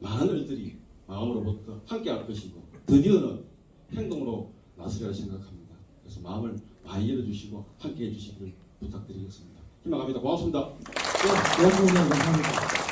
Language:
Korean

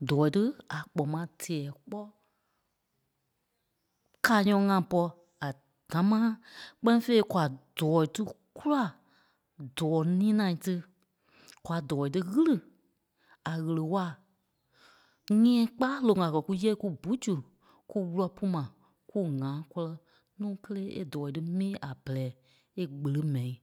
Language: Kpelle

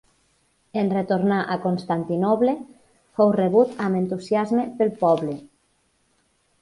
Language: Catalan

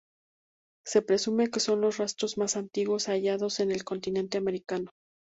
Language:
Spanish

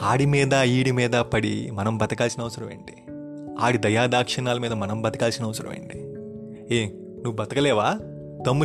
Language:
Telugu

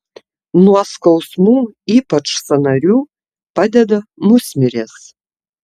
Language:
Lithuanian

